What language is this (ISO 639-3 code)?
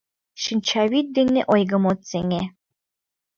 chm